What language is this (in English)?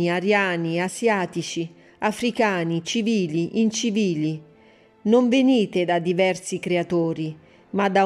Italian